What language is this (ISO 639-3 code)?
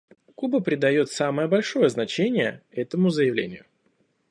rus